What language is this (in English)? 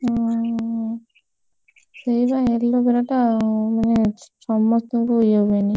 Odia